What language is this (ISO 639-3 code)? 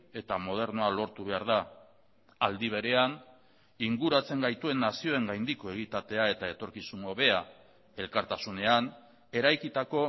eus